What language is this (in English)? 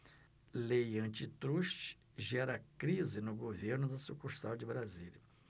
Portuguese